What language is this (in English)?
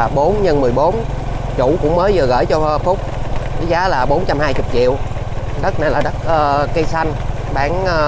Vietnamese